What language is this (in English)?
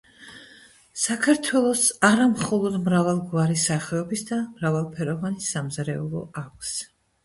Georgian